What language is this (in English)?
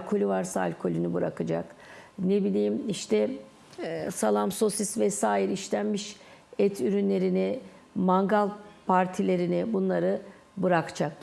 Turkish